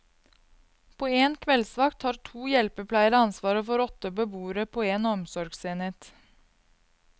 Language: Norwegian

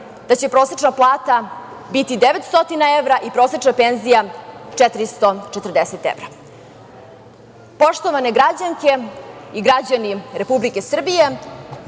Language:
Serbian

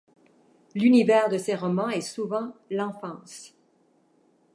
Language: French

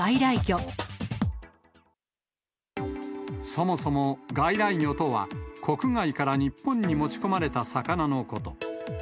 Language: Japanese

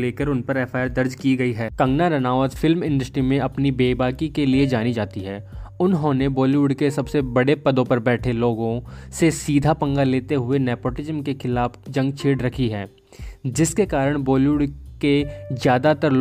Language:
Hindi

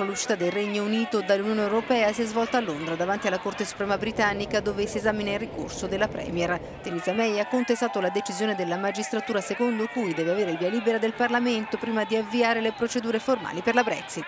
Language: Italian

